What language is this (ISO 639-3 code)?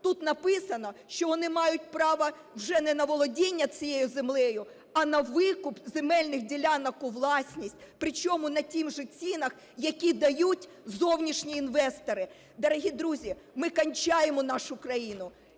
ukr